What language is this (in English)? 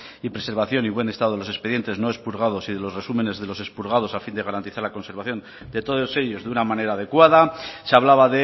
Spanish